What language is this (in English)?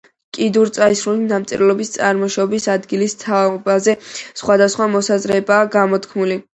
Georgian